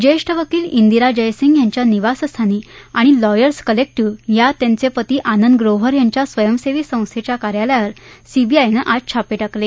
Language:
Marathi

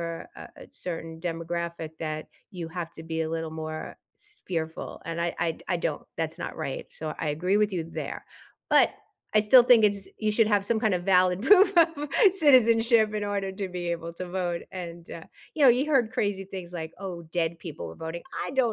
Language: English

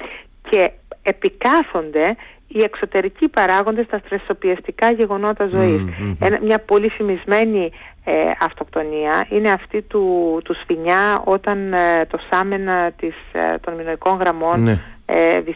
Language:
Greek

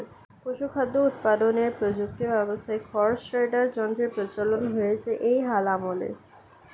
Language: Bangla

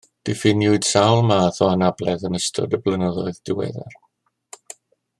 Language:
Welsh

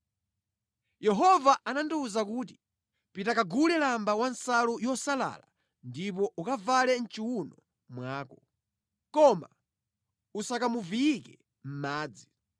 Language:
Nyanja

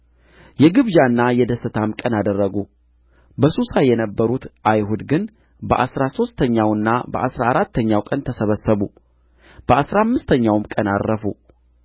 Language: Amharic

